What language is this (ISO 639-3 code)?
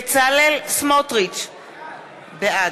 heb